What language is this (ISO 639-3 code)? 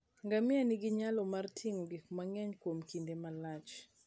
luo